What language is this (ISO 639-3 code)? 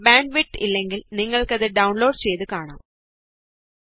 mal